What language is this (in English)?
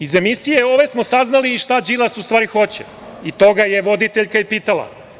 Serbian